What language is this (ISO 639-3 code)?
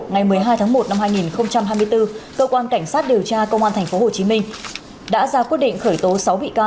vie